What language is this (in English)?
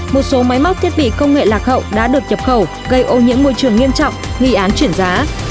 Vietnamese